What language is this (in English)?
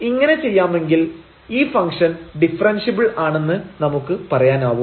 Malayalam